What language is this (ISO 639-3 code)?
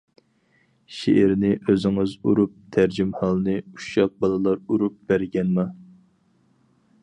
uig